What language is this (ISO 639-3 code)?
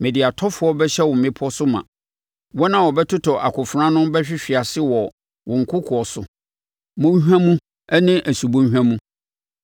aka